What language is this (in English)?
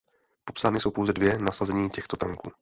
Czech